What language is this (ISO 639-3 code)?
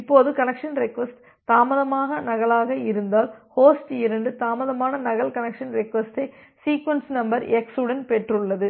tam